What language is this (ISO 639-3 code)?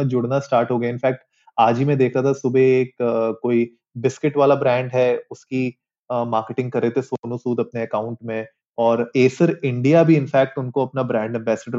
hin